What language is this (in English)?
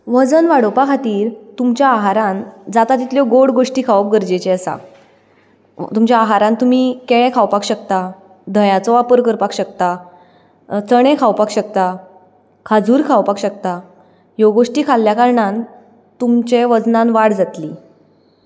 Konkani